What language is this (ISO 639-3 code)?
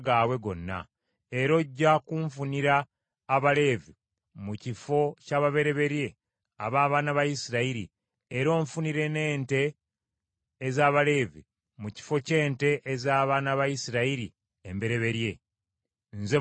lug